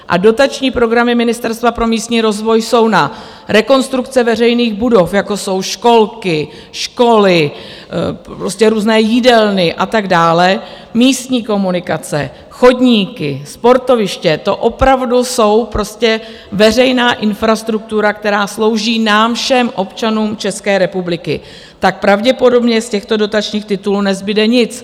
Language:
Czech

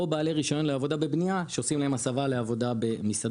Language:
Hebrew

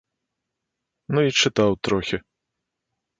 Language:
Belarusian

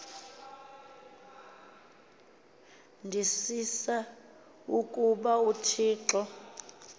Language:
Xhosa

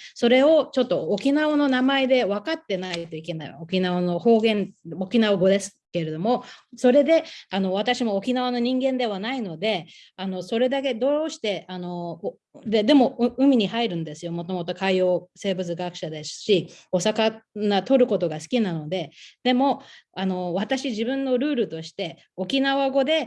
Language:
Japanese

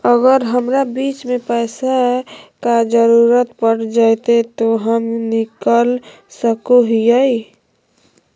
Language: Magahi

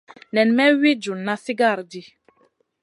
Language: Masana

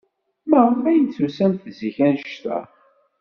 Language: Kabyle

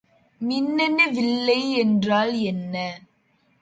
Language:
Tamil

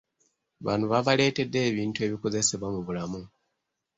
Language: Ganda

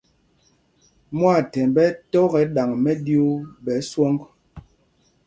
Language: Mpumpong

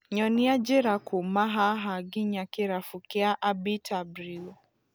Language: Kikuyu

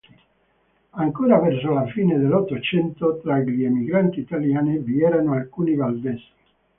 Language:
Italian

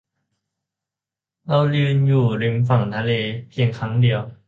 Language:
Thai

